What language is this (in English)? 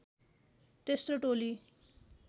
Nepali